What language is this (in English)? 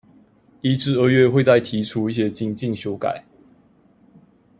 Chinese